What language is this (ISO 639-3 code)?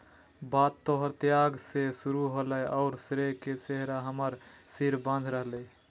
mag